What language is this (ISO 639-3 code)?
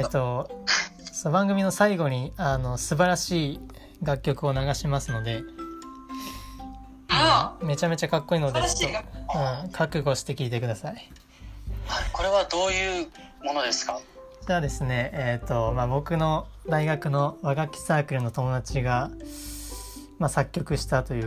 jpn